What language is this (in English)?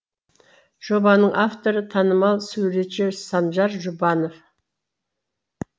Kazakh